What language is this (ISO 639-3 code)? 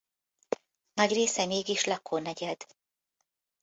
hun